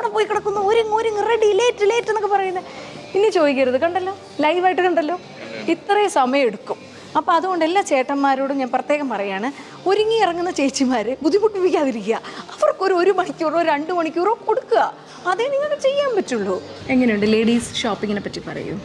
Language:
Malayalam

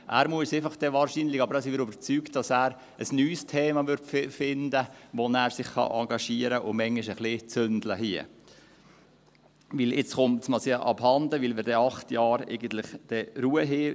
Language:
Swiss German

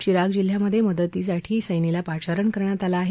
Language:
Marathi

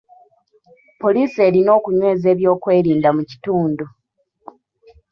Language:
Ganda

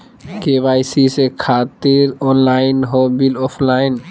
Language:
Magahi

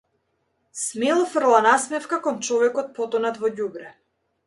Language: Macedonian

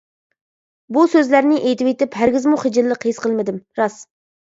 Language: Uyghur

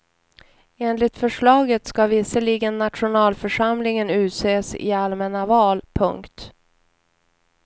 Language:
Swedish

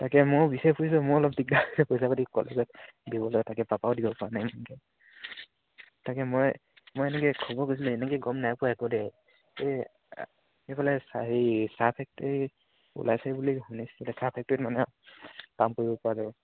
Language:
Assamese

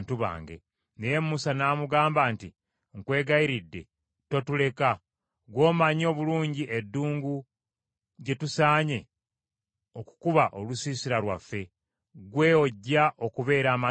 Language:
Ganda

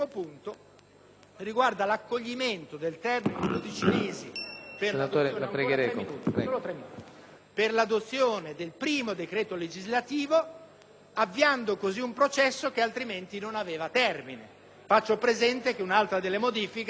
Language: Italian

